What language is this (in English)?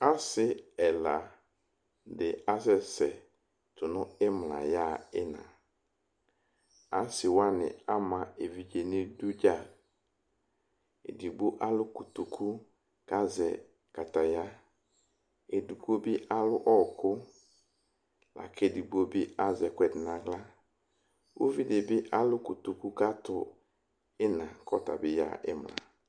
Ikposo